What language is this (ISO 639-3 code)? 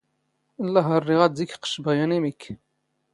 zgh